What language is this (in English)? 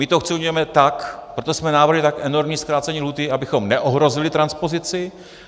Czech